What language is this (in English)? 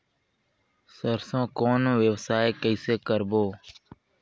Chhattisgarhi